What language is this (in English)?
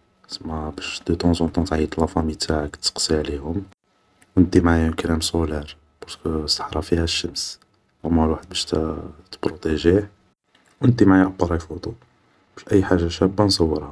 Algerian Arabic